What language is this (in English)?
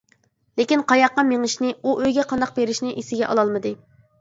Uyghur